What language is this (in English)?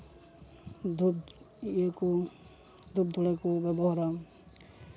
Santali